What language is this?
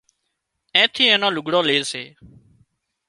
Wadiyara Koli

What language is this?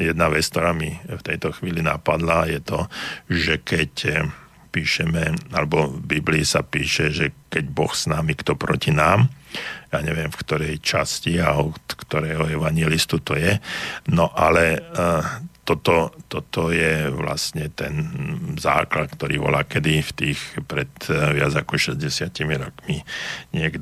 Slovak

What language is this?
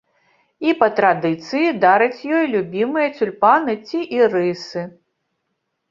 Belarusian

